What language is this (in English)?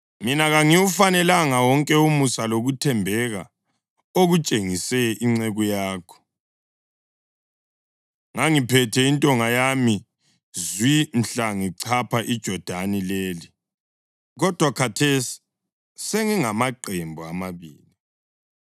North Ndebele